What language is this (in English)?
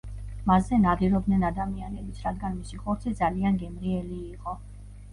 Georgian